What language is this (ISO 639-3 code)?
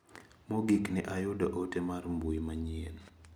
luo